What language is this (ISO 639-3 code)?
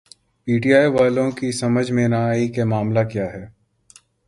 urd